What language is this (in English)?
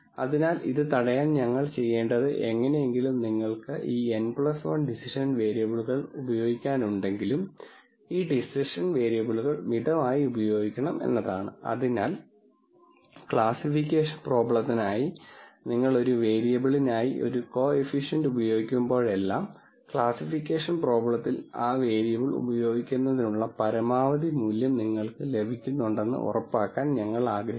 Malayalam